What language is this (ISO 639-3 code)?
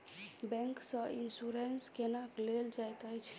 mai